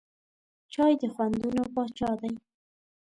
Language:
Pashto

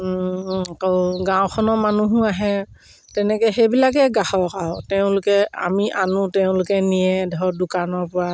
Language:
Assamese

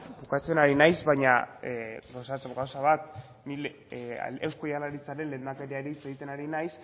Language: Basque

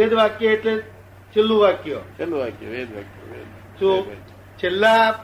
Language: Gujarati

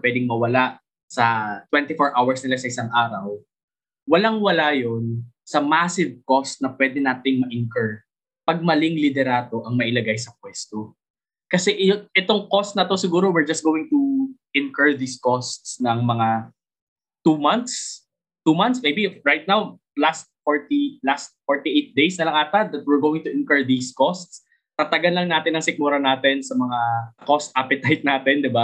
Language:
Filipino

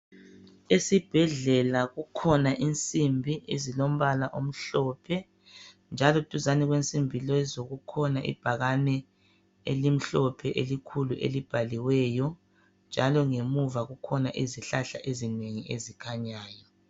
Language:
North Ndebele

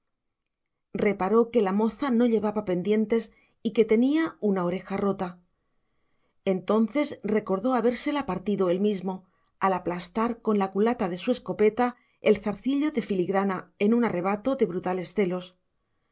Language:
Spanish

